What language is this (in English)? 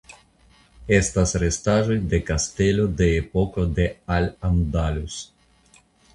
Esperanto